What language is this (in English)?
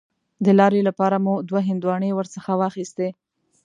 Pashto